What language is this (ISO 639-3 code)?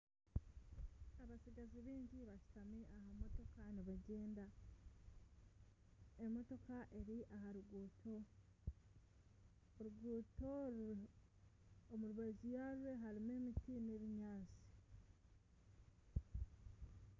nyn